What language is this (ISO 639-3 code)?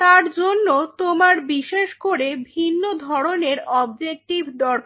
ben